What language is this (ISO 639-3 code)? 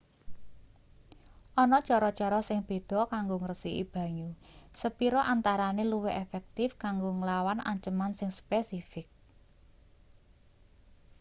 jav